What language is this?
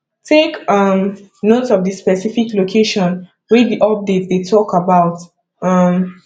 Nigerian Pidgin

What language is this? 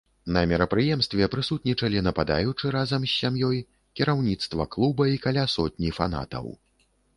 Belarusian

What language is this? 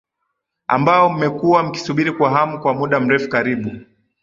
Swahili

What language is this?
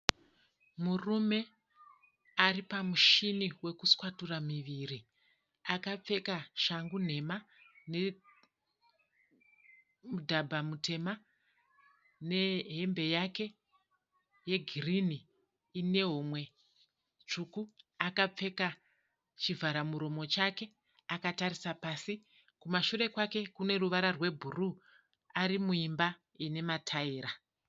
Shona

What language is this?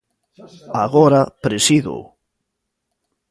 Galician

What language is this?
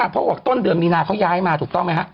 Thai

